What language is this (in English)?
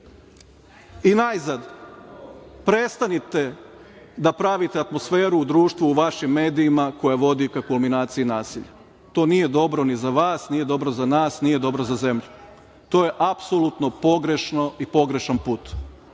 Serbian